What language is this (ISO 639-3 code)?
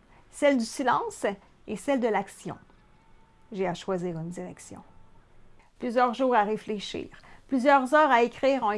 fra